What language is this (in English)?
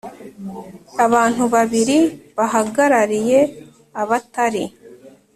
Kinyarwanda